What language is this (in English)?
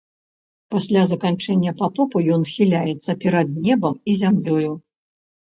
Belarusian